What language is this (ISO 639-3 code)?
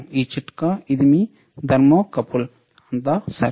tel